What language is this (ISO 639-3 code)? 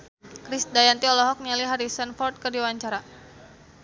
sun